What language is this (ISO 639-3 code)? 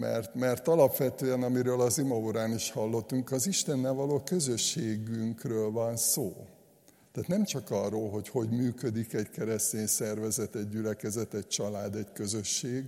hun